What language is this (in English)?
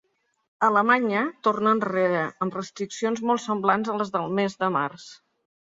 Catalan